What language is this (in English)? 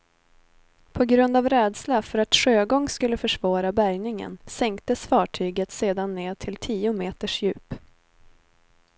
Swedish